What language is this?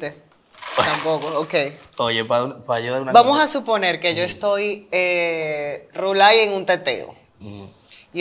Spanish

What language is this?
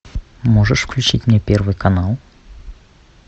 Russian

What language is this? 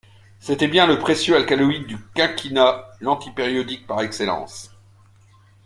French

